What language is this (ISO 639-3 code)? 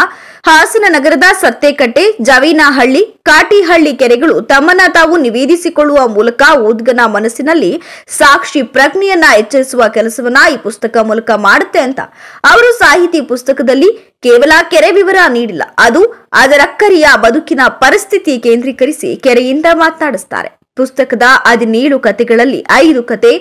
kan